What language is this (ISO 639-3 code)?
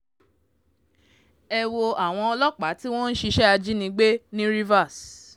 yor